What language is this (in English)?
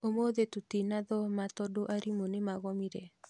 Kikuyu